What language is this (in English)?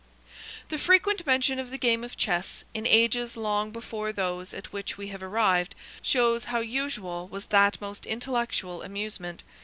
English